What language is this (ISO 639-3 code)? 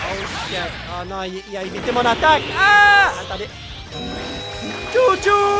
fra